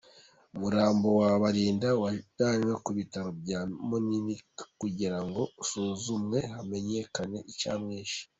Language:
Kinyarwanda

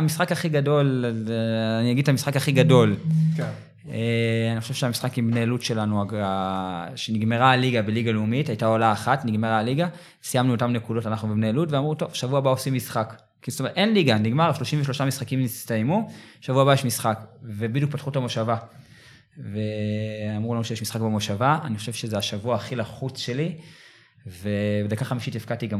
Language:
Hebrew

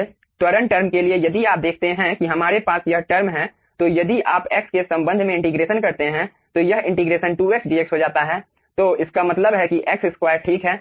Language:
Hindi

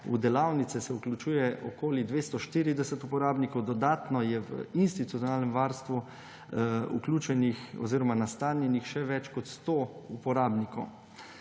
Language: Slovenian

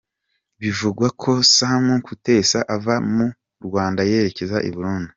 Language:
Kinyarwanda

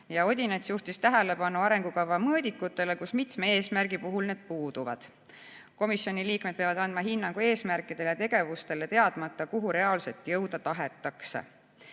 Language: Estonian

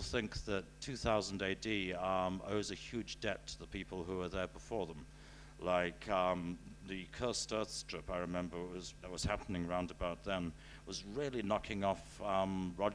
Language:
English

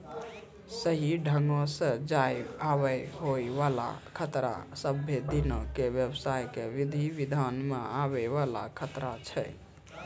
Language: Maithili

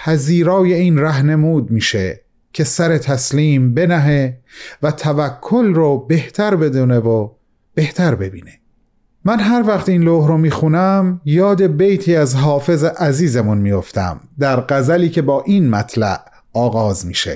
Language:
Persian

